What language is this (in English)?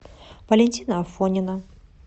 Russian